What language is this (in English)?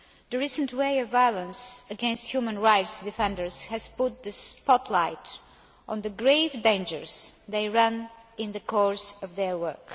English